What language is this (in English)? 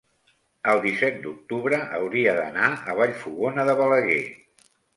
Catalan